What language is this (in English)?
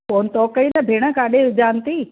Sindhi